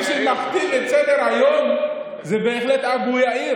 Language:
Hebrew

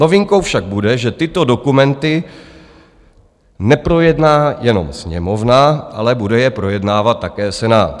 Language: Czech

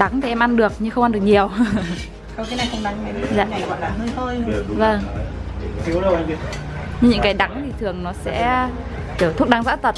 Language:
Vietnamese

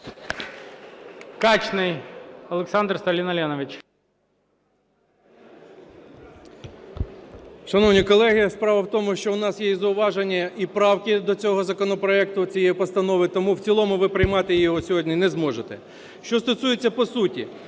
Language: Ukrainian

